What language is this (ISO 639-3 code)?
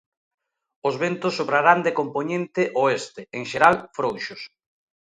glg